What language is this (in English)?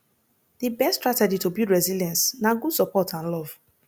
Nigerian Pidgin